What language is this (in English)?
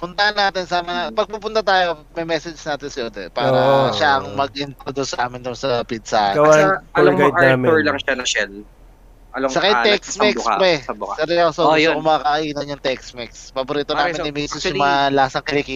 Filipino